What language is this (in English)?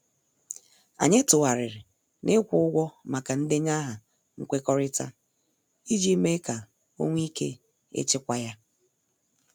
Igbo